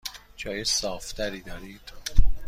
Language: Persian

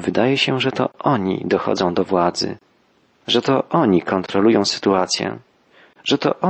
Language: Polish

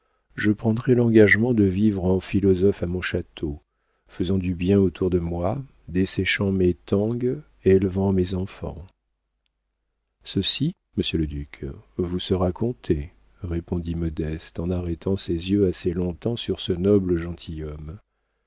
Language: French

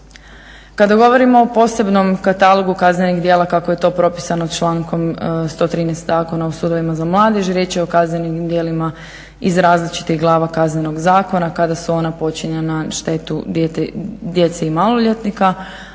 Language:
Croatian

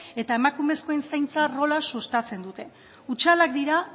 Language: Basque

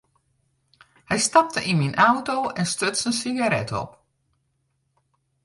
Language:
Western Frisian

